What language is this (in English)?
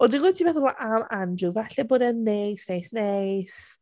Welsh